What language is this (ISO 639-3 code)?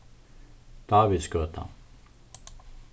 fao